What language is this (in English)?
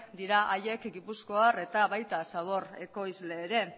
Basque